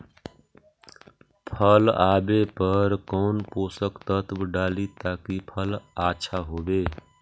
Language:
Magahi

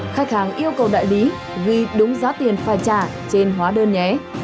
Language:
Vietnamese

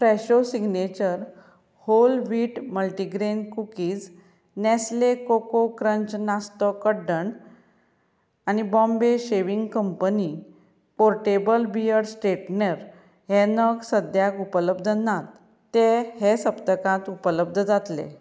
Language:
Konkani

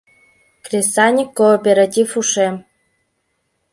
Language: Mari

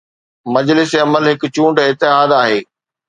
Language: Sindhi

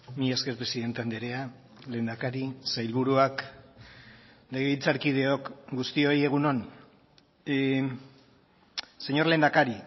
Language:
Basque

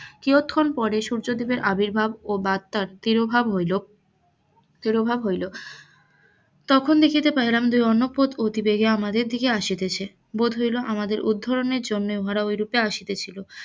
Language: Bangla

